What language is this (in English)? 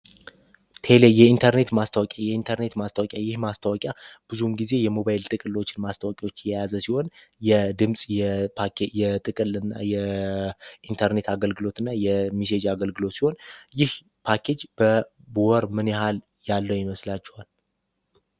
Amharic